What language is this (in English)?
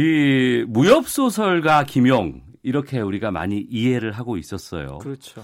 Korean